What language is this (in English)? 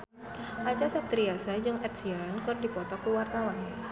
Sundanese